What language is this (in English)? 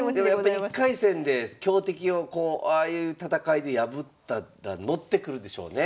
Japanese